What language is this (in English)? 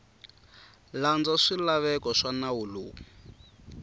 Tsonga